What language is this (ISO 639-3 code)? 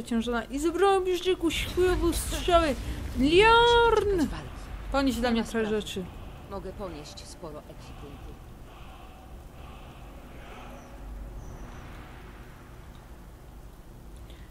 pol